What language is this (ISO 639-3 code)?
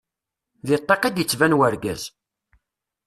kab